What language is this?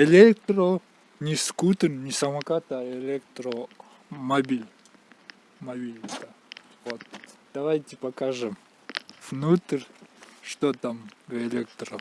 Russian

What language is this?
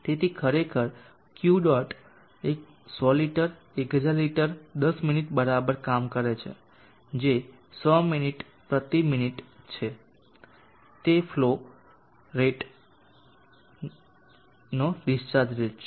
Gujarati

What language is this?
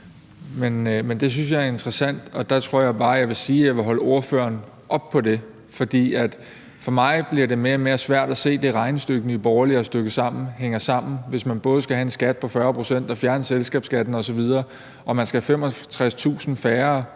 Danish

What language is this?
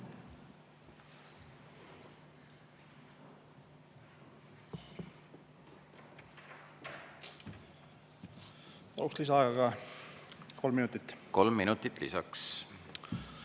Estonian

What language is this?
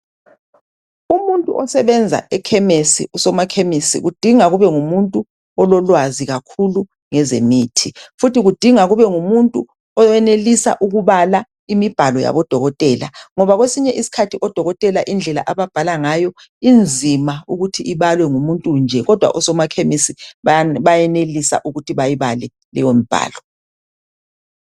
North Ndebele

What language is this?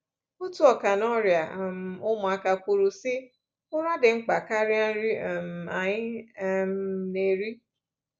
Igbo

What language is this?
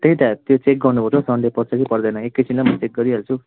Nepali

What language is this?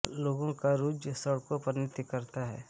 Hindi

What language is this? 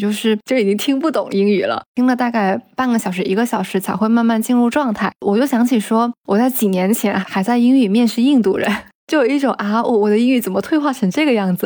Chinese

